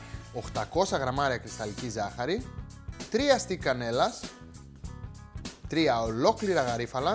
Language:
Greek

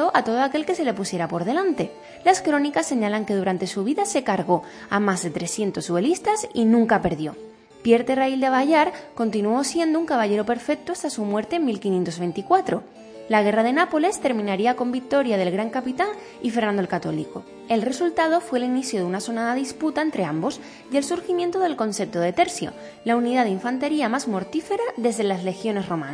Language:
Spanish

